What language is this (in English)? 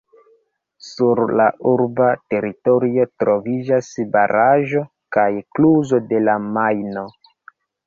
Esperanto